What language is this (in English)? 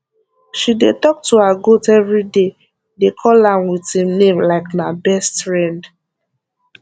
Nigerian Pidgin